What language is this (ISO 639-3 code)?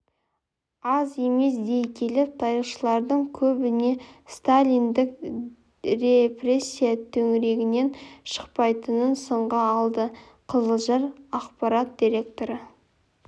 kaz